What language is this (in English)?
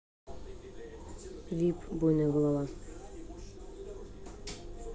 Russian